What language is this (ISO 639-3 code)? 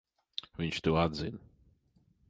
lav